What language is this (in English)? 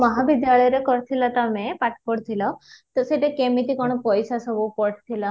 Odia